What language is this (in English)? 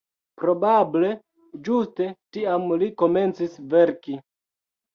Esperanto